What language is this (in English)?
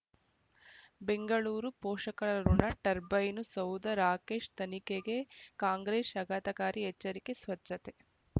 Kannada